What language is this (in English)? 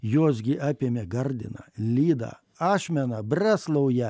Lithuanian